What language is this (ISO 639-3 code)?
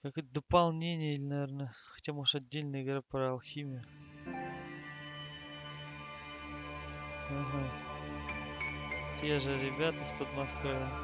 rus